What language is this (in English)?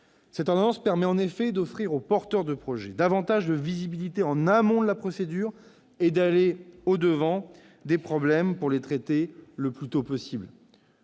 French